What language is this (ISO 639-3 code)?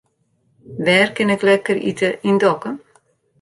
fry